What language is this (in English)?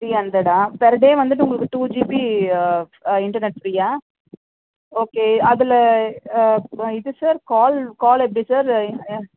Tamil